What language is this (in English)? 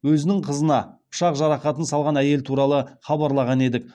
Kazakh